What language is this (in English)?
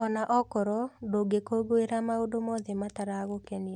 Kikuyu